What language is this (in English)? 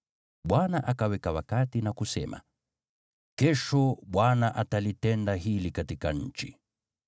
Swahili